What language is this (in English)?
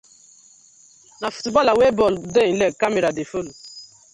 Nigerian Pidgin